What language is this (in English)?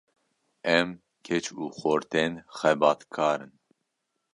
Kurdish